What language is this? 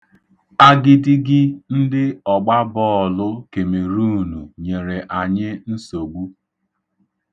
Igbo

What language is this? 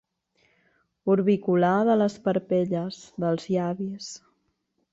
Catalan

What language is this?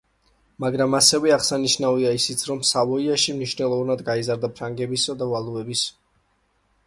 Georgian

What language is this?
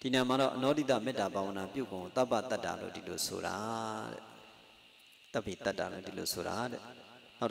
Indonesian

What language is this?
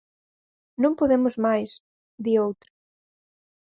Galician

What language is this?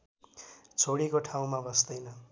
Nepali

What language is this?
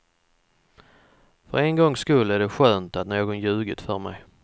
Swedish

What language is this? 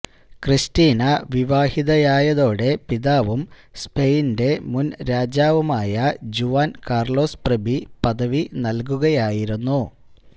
Malayalam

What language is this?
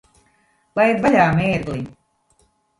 Latvian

